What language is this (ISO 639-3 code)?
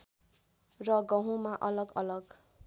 nep